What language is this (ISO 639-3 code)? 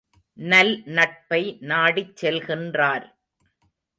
tam